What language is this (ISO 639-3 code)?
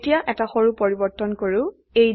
asm